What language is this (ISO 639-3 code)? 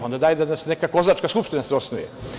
srp